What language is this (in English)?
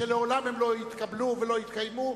Hebrew